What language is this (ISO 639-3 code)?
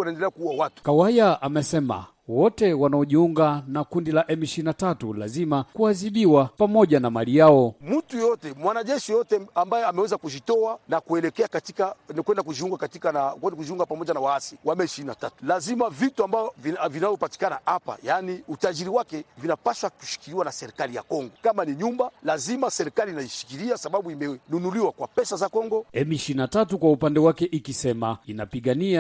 swa